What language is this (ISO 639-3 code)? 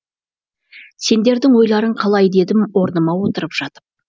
kaz